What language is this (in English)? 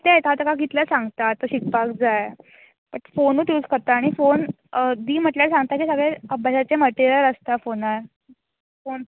Konkani